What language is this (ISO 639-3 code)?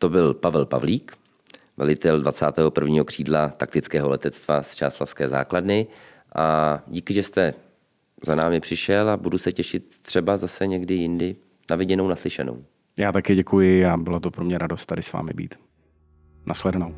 ces